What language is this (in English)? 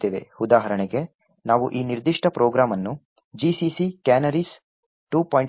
Kannada